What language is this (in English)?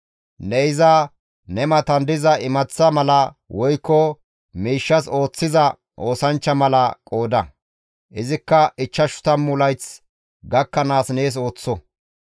Gamo